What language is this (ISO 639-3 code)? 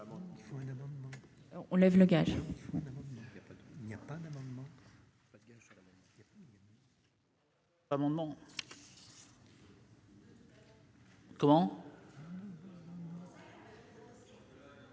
fra